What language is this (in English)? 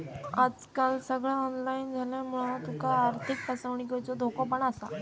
Marathi